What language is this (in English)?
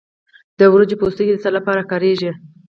Pashto